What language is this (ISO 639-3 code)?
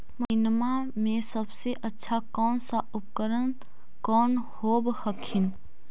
mag